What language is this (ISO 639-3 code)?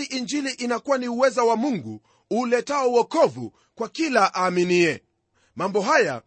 swa